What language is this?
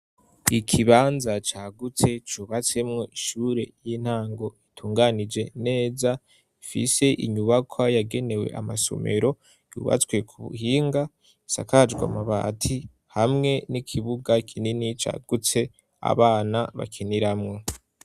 Rundi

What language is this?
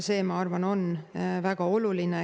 Estonian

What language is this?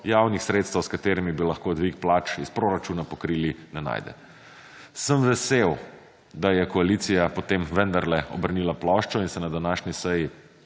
Slovenian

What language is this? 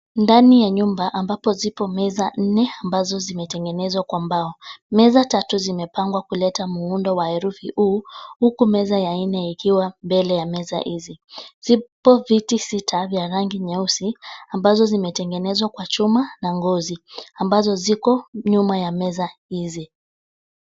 Swahili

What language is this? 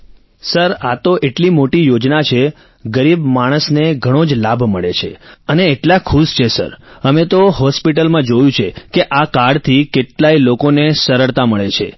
Gujarati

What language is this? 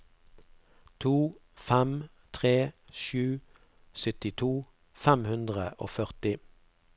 Norwegian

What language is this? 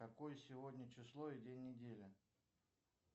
Russian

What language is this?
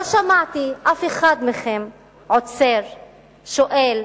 Hebrew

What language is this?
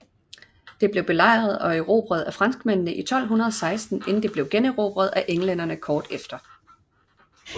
Danish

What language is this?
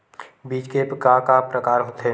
Chhattisgarhi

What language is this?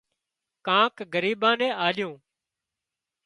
Wadiyara Koli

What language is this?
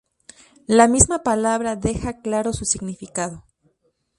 Spanish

